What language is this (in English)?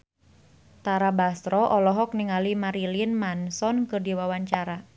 Sundanese